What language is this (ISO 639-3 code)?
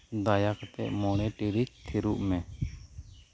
sat